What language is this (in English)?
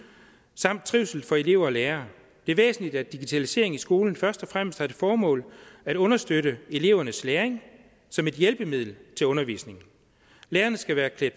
Danish